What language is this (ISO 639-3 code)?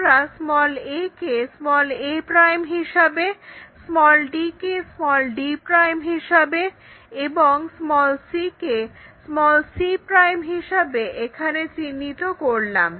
ben